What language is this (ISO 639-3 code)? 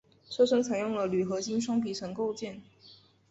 zho